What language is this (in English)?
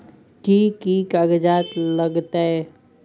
Maithili